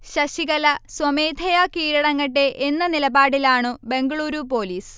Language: Malayalam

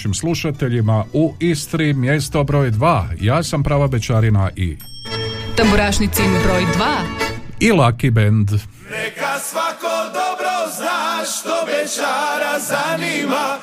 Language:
Croatian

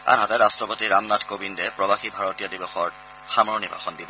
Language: Assamese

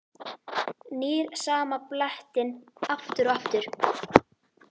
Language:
Icelandic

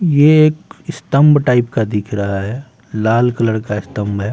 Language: Hindi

